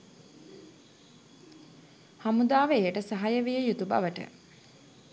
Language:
Sinhala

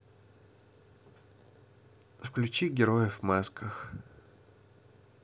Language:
Russian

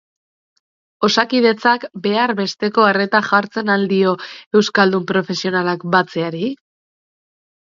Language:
Basque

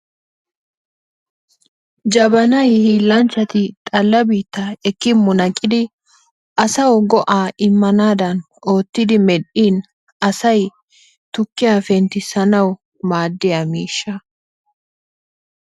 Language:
Wolaytta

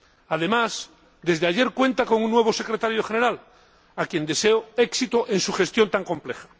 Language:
Spanish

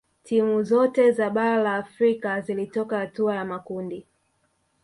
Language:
Swahili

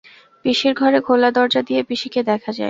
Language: Bangla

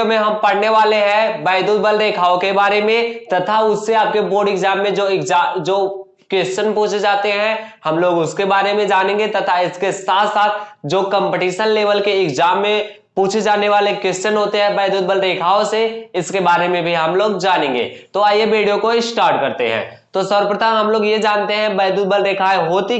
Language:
Hindi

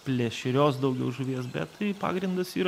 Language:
Lithuanian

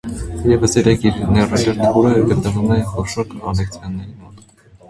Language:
Armenian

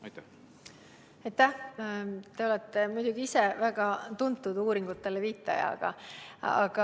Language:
Estonian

